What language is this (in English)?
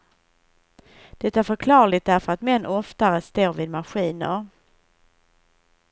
Swedish